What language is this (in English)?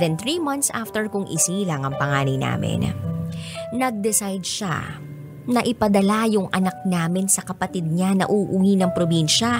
Filipino